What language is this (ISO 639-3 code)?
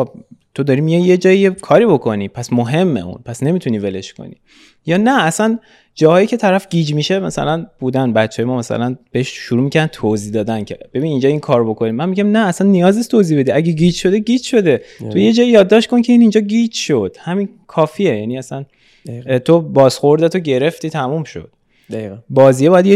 fas